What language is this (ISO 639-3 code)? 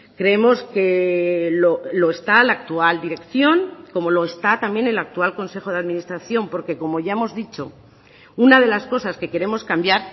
spa